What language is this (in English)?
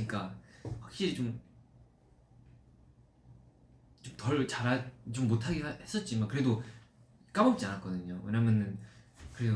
Korean